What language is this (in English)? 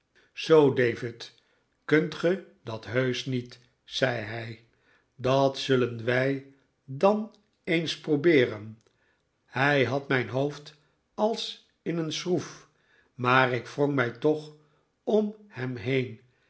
Dutch